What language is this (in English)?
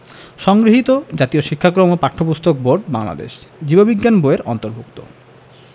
Bangla